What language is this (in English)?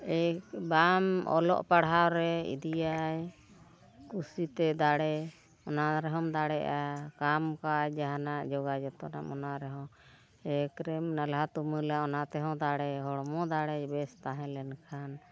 Santali